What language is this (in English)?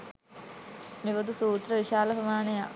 Sinhala